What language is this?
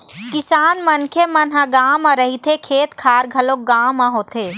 Chhattisgarhi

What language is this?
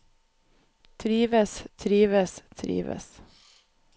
Norwegian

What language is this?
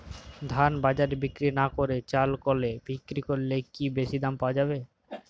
Bangla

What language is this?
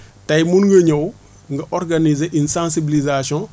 Wolof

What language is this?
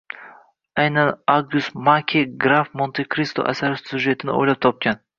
Uzbek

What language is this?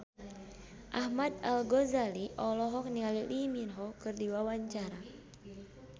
Sundanese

